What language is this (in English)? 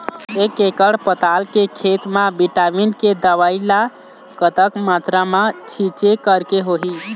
Chhattisgarhi